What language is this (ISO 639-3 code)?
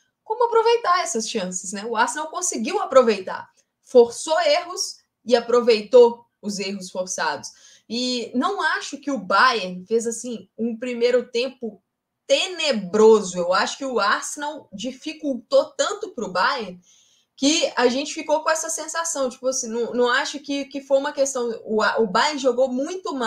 por